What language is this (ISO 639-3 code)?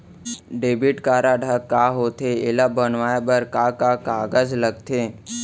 hne